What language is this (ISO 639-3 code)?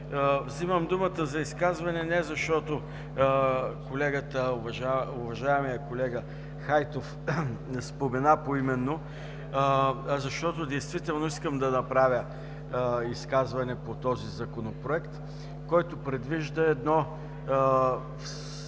bul